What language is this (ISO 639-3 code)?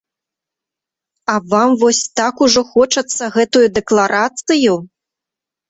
bel